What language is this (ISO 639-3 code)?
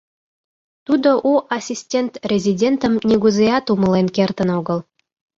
chm